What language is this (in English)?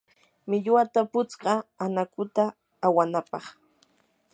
Yanahuanca Pasco Quechua